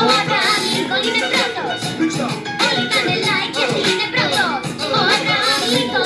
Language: Greek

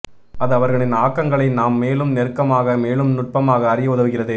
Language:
Tamil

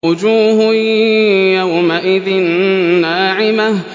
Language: Arabic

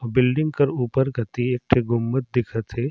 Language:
Surgujia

